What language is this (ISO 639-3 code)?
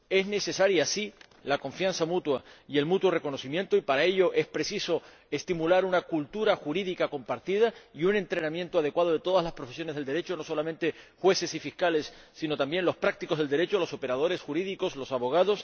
spa